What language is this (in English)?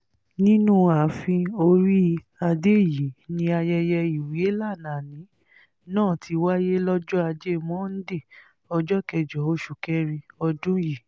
Yoruba